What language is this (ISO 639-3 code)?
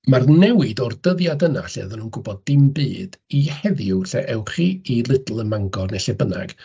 cym